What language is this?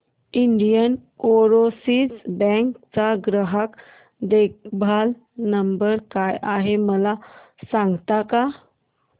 Marathi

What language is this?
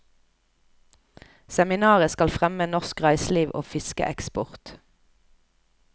Norwegian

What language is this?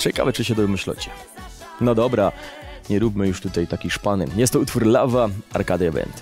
Polish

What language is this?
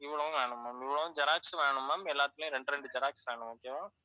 Tamil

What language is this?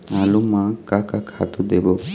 Chhattisgarhi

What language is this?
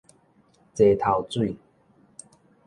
Min Nan Chinese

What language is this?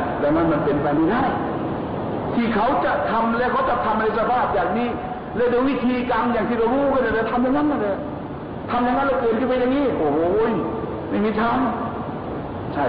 Thai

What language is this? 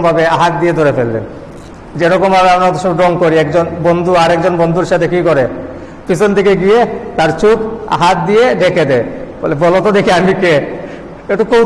Indonesian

